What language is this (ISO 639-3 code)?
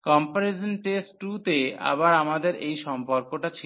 ben